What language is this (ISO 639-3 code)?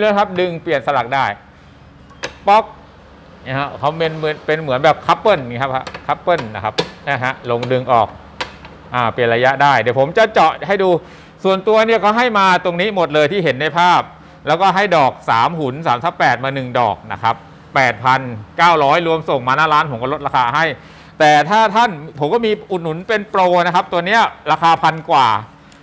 tha